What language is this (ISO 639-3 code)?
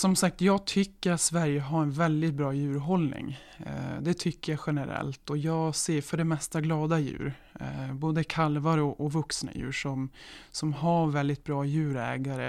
swe